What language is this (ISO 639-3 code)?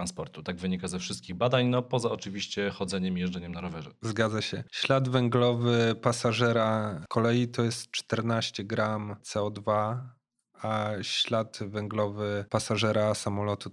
pol